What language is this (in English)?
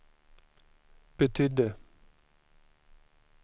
Swedish